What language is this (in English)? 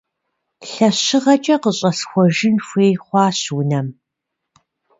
Kabardian